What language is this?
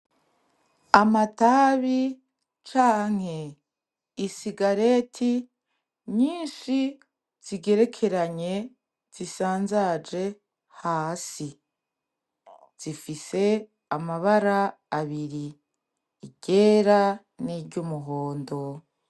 Rundi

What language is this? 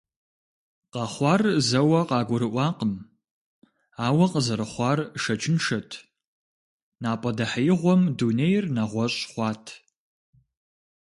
Kabardian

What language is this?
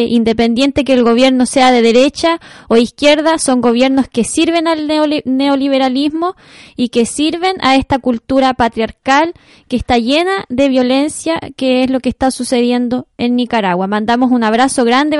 Spanish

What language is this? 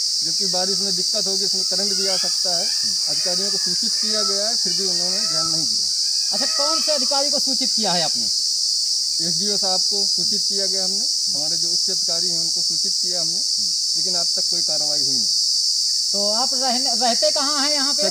Hindi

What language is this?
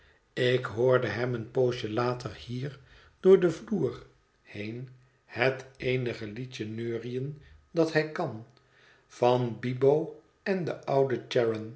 Dutch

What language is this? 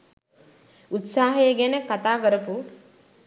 Sinhala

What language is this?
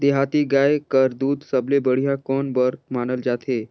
Chhattisgarhi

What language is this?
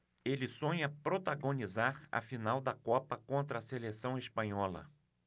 Portuguese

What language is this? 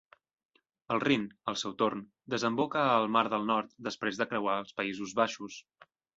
Catalan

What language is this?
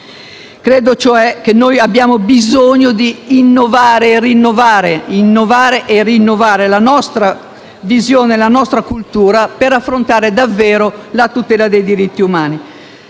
Italian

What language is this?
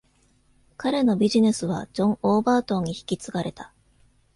Japanese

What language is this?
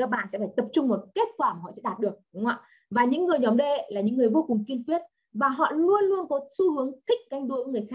Vietnamese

